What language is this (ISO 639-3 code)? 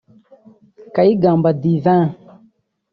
kin